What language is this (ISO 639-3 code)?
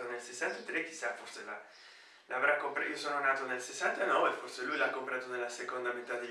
ita